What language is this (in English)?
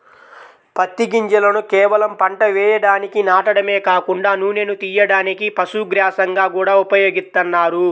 Telugu